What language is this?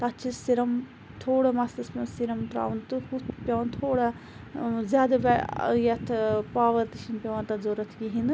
Kashmiri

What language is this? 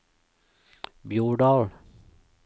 Norwegian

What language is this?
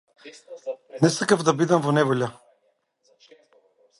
Macedonian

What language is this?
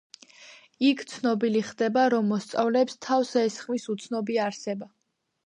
Georgian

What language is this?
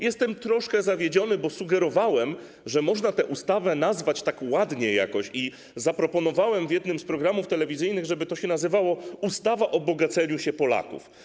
Polish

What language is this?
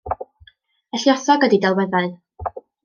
Welsh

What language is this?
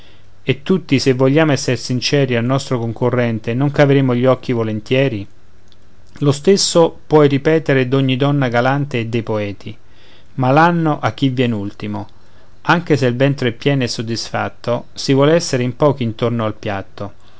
Italian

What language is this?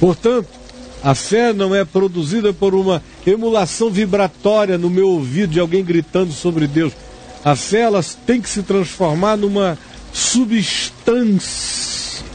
Portuguese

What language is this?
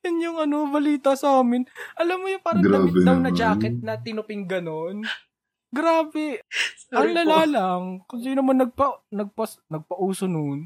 Filipino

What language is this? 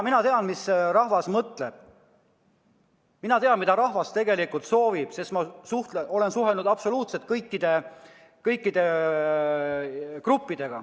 Estonian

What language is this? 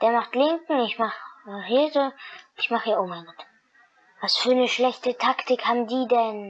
German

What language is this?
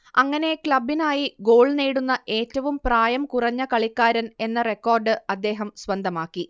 Malayalam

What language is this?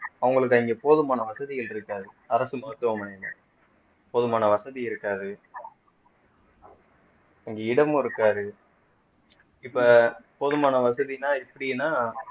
Tamil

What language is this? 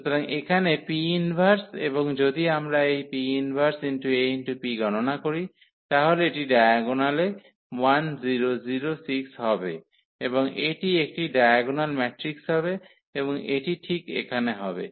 Bangla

